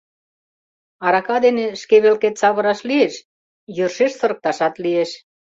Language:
Mari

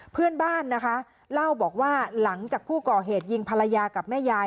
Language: Thai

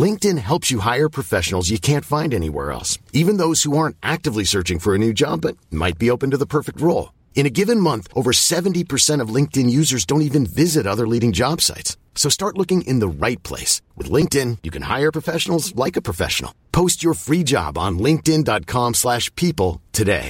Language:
Swedish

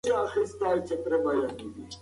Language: Pashto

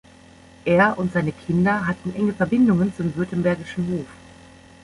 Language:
German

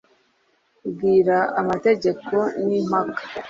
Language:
Kinyarwanda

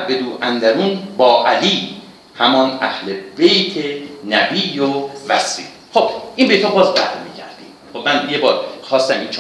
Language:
Persian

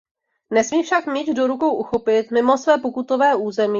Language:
Czech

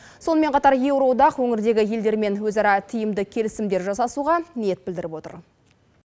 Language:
Kazakh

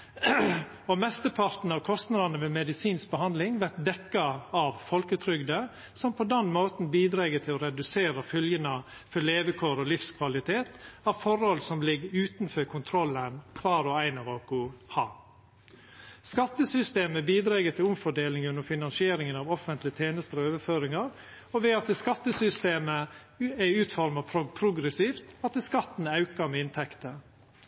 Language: Norwegian Nynorsk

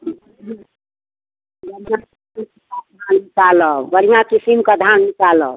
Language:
Maithili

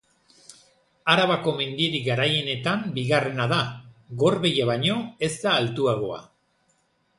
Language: Basque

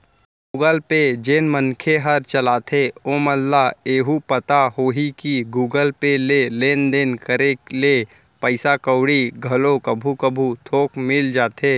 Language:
Chhattisgarhi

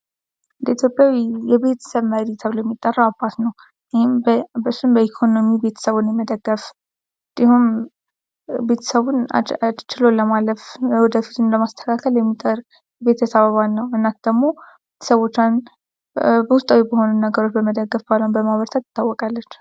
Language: Amharic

